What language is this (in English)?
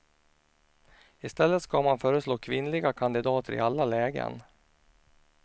Swedish